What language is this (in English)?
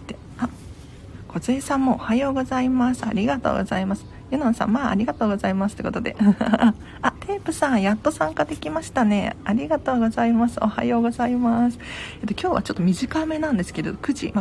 Japanese